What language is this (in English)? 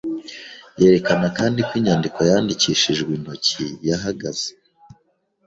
Kinyarwanda